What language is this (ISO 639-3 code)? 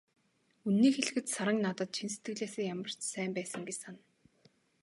mon